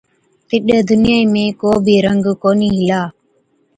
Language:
Od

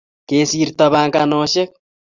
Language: Kalenjin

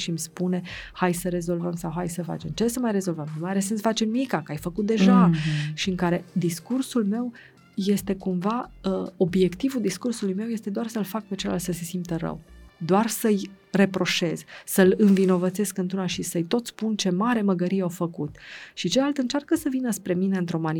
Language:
Romanian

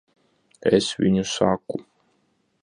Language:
Latvian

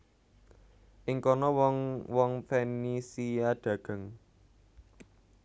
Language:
Javanese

